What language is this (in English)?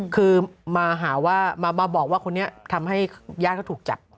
Thai